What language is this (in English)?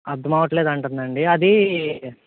Telugu